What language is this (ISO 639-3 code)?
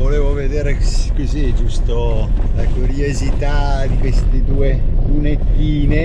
ita